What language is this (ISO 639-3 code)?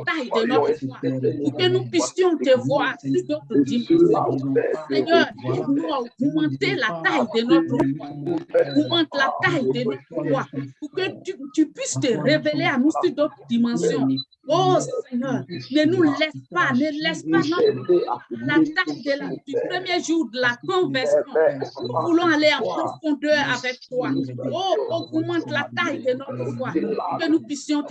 fra